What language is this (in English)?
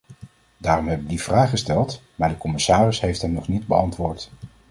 Dutch